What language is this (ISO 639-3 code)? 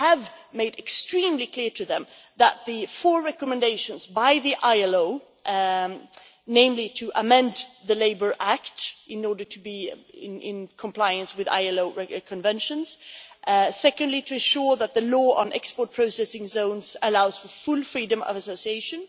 eng